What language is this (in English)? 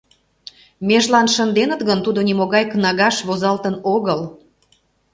Mari